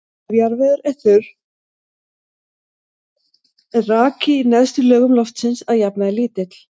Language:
Icelandic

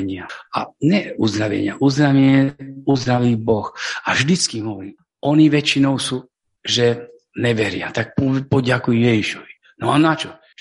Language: Slovak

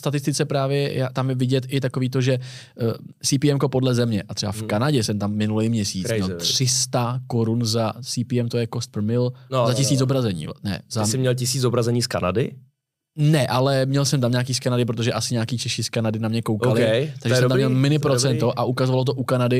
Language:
Czech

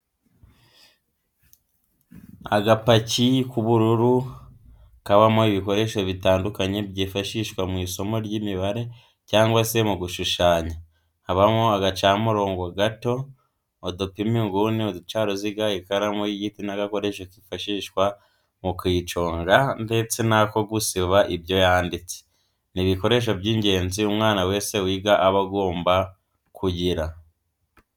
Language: Kinyarwanda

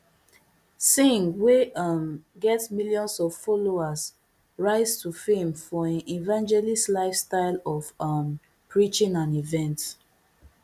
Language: Nigerian Pidgin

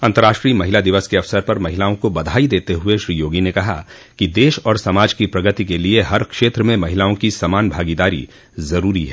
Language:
Hindi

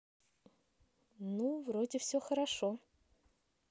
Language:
Russian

